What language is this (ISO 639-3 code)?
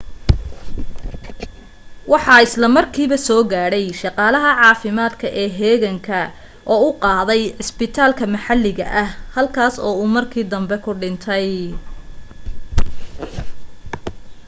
som